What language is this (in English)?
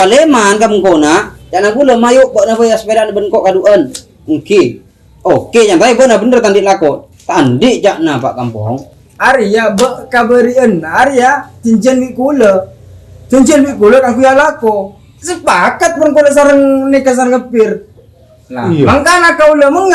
Indonesian